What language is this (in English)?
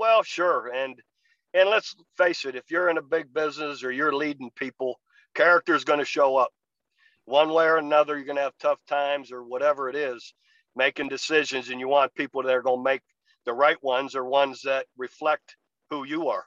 English